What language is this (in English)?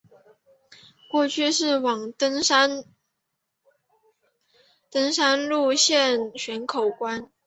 Chinese